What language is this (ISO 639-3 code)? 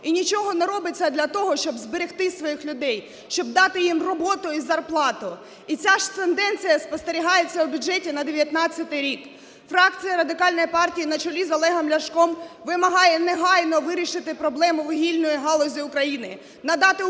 ukr